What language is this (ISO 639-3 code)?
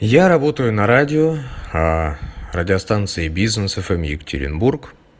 rus